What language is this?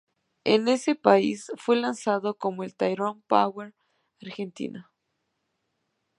Spanish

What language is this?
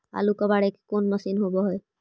Magahi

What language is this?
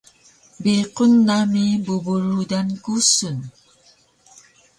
Taroko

